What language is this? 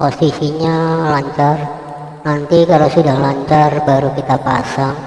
Indonesian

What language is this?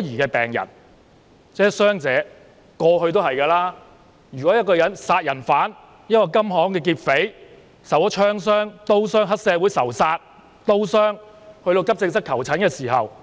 Cantonese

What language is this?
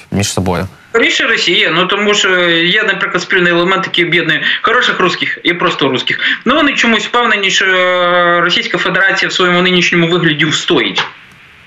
Ukrainian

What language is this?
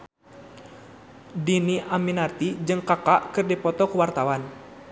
Sundanese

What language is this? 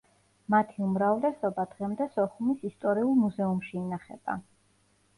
Georgian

